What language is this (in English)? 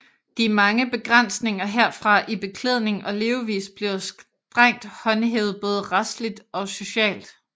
Danish